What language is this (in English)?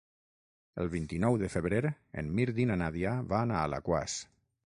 Catalan